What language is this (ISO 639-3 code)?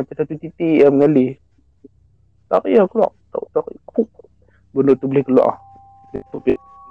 msa